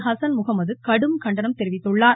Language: Tamil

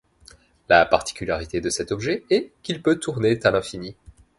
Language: French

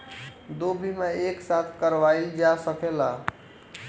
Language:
Bhojpuri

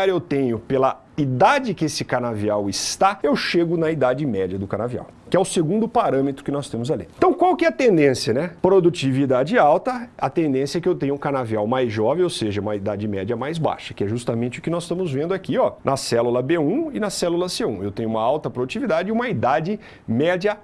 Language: Portuguese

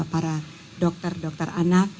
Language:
Indonesian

